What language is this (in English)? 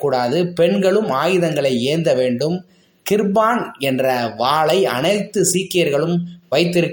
Tamil